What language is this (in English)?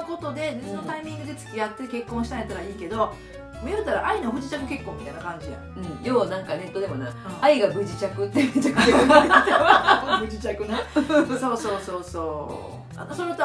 Japanese